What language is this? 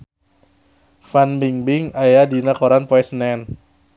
Sundanese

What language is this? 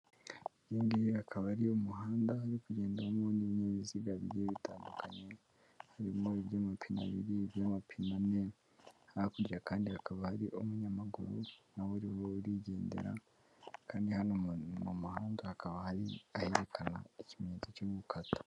Kinyarwanda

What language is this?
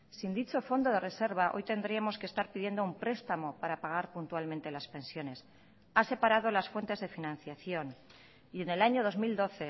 Spanish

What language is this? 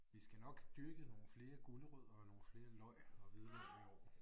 Danish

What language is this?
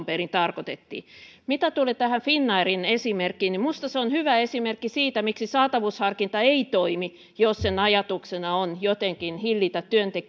Finnish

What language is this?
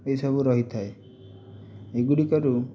Odia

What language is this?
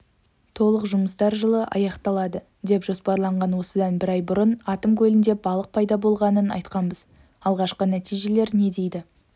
Kazakh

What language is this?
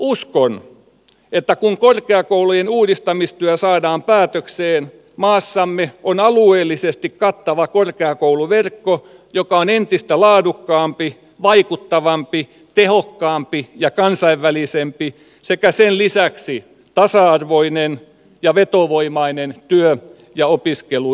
Finnish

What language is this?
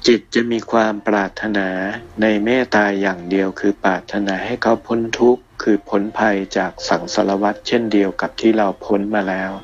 Thai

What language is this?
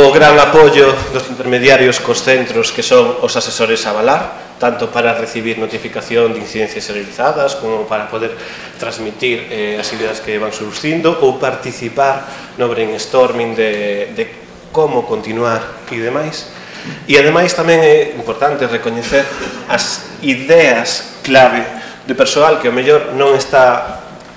Spanish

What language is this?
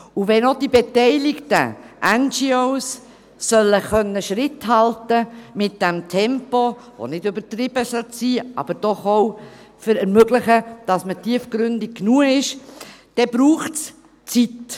Swiss German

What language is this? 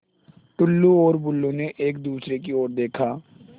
Hindi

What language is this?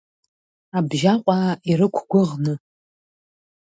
Abkhazian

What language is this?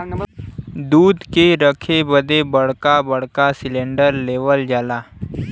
Bhojpuri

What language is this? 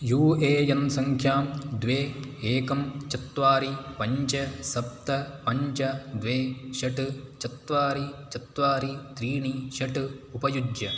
Sanskrit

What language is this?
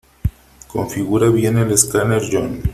Spanish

